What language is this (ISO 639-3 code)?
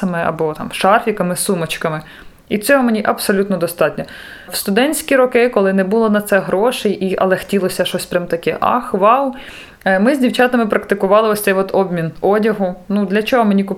ukr